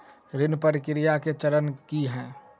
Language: Maithili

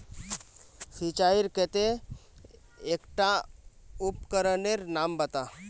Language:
Magahi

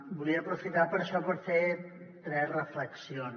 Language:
Catalan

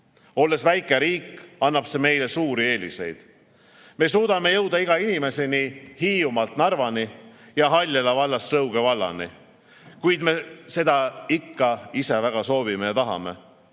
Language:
Estonian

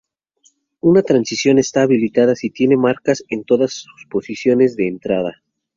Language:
Spanish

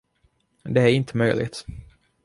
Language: Swedish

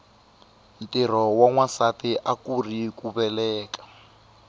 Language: Tsonga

